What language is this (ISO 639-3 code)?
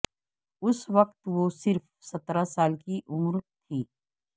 urd